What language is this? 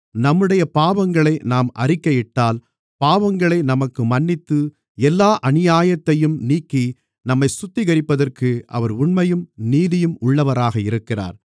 Tamil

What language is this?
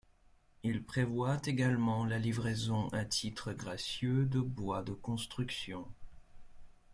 French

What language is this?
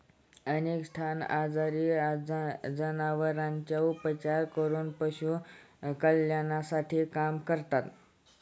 Marathi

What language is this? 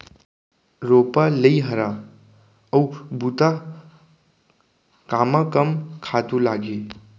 Chhattisgarhi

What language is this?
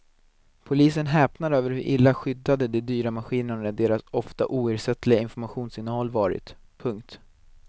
Swedish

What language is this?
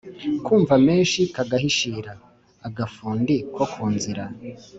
Kinyarwanda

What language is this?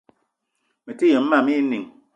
Eton (Cameroon)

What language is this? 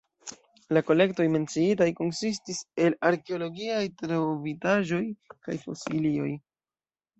Esperanto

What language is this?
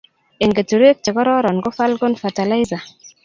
Kalenjin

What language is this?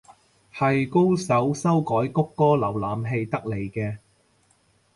Cantonese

